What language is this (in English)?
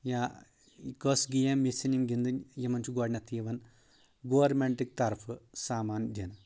Kashmiri